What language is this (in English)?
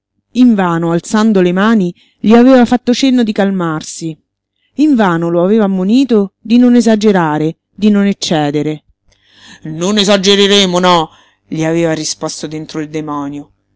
Italian